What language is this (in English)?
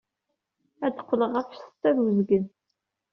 Kabyle